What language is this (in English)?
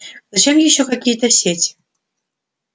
Russian